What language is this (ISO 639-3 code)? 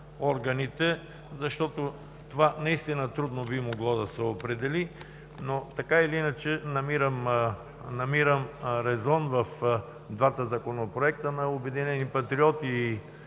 bul